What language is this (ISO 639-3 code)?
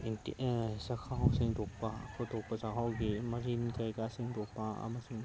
mni